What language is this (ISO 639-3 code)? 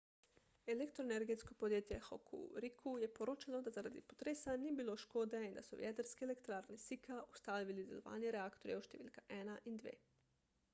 slv